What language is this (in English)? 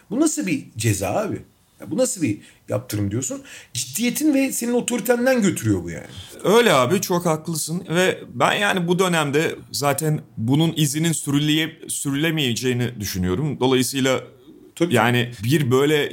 Turkish